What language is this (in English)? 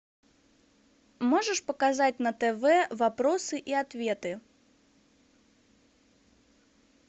Russian